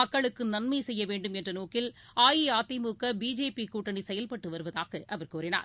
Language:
Tamil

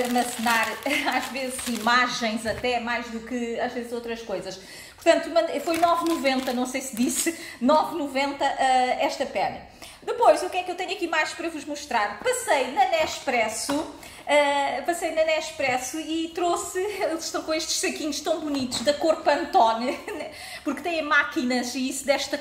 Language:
Portuguese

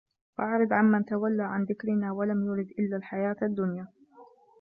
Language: Arabic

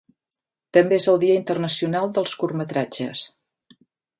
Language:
Catalan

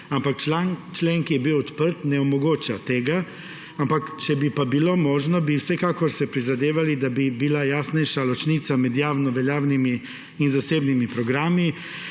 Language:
Slovenian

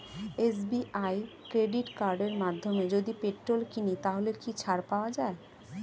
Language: Bangla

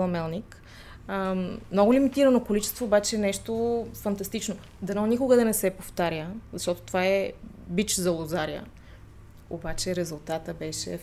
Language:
Bulgarian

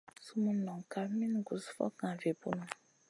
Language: Masana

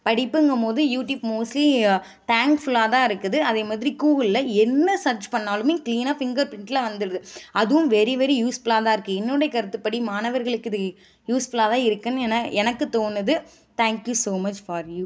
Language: Tamil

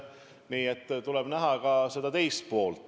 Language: Estonian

